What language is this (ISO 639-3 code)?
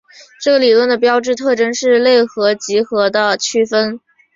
zho